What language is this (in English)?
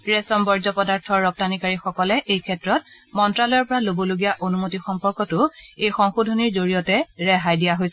Assamese